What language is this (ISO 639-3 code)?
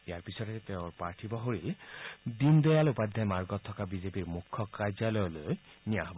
asm